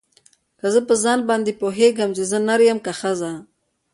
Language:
Pashto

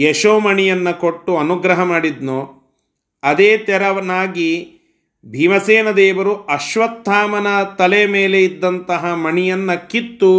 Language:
Kannada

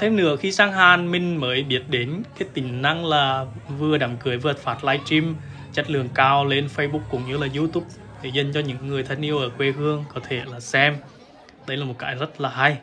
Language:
Vietnamese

